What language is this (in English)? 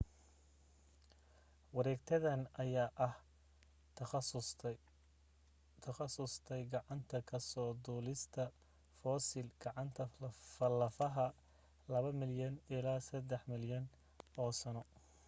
Somali